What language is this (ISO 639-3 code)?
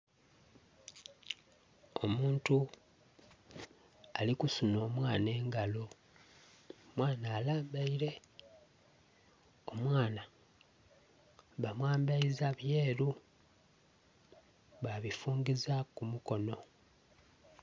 xog